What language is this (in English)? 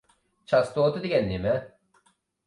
Uyghur